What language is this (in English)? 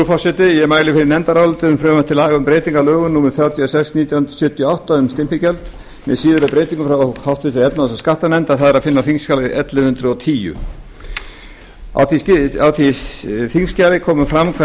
Icelandic